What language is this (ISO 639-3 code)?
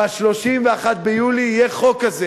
heb